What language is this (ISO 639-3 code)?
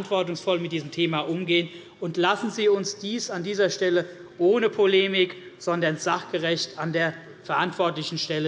deu